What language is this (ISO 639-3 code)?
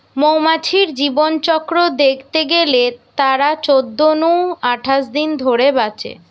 ben